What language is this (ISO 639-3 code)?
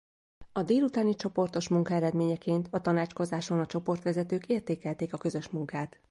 hun